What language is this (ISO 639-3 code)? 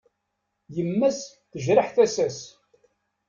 kab